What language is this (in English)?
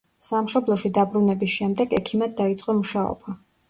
Georgian